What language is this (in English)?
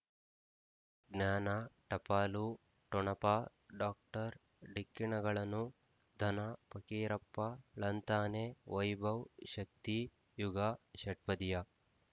Kannada